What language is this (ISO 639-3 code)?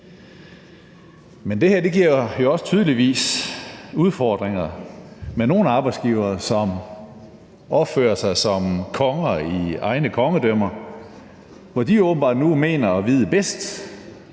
dan